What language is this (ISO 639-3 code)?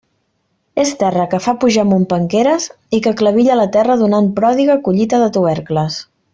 cat